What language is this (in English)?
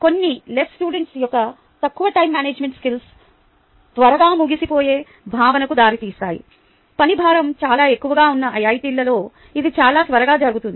Telugu